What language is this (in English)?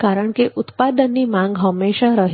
Gujarati